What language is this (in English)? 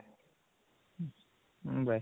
Odia